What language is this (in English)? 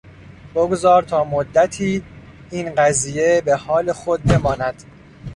Persian